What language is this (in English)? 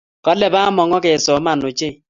Kalenjin